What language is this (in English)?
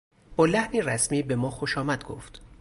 Persian